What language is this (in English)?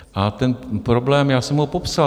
Czech